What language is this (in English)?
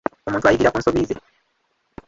Ganda